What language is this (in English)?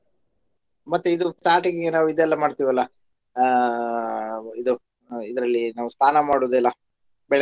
Kannada